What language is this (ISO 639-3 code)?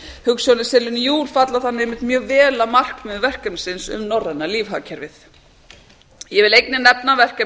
isl